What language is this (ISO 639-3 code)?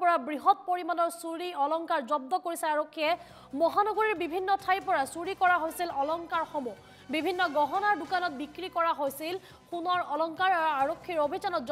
ind